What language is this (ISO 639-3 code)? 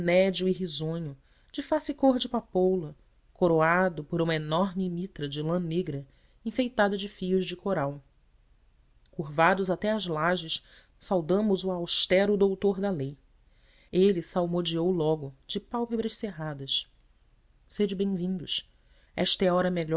por